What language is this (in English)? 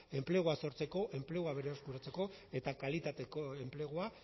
Basque